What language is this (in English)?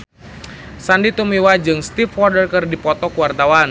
Sundanese